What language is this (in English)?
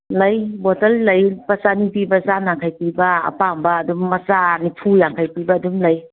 Manipuri